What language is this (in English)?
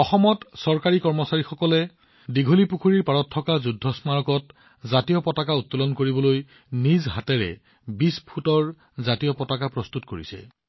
Assamese